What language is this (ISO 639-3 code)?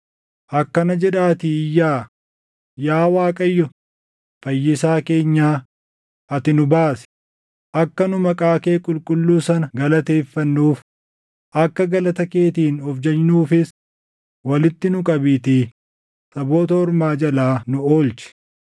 orm